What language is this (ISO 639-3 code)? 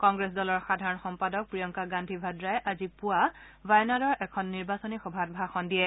asm